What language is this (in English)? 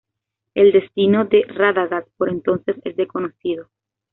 Spanish